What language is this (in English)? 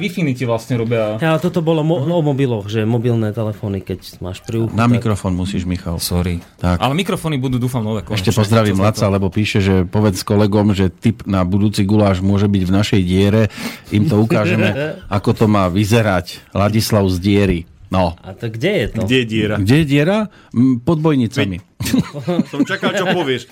Slovak